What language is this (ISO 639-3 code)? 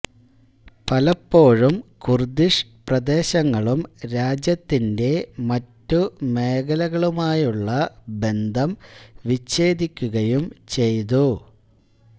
mal